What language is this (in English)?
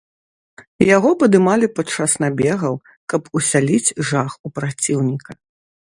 Belarusian